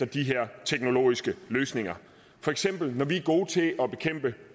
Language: Danish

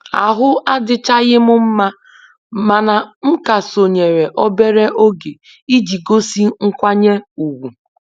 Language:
Igbo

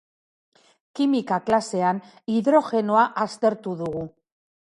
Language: Basque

